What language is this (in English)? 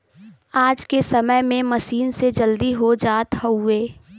Bhojpuri